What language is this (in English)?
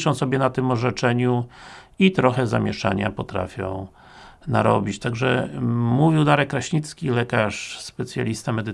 Polish